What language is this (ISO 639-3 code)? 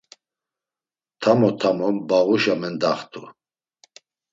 lzz